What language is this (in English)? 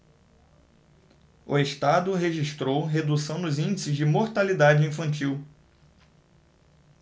Portuguese